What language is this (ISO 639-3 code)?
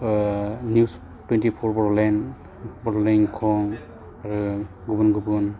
brx